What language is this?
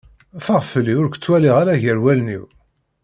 Kabyle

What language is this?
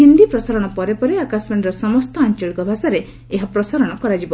Odia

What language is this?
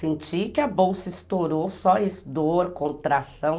Portuguese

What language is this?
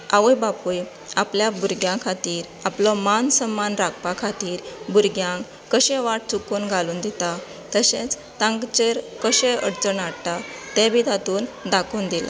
Konkani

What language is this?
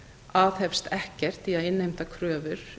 Icelandic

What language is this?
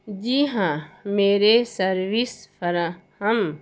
Urdu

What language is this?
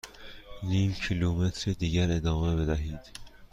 Persian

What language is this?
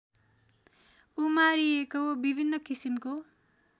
Nepali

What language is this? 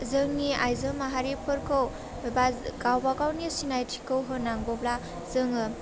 Bodo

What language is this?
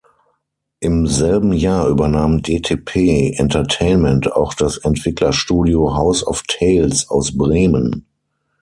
German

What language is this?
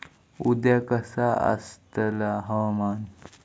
Marathi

